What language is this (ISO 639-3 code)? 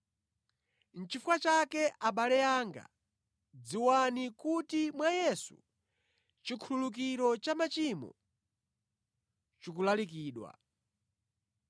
nya